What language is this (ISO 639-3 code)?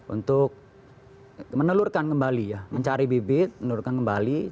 ind